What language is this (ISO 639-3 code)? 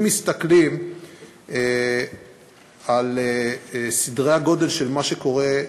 heb